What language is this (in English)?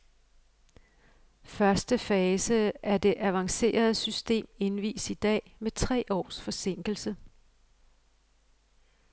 Danish